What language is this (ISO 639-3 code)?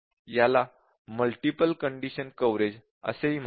mar